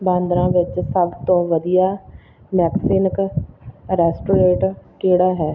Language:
Punjabi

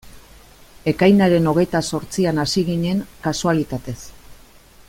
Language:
Basque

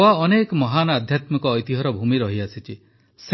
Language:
Odia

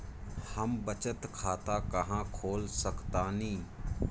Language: Bhojpuri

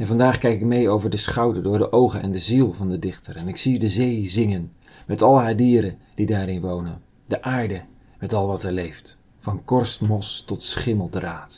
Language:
Dutch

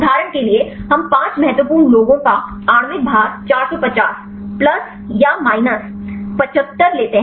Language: Hindi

